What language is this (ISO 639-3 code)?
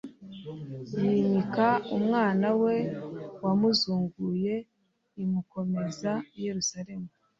kin